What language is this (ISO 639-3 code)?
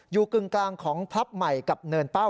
tha